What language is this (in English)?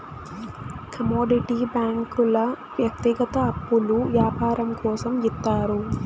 Telugu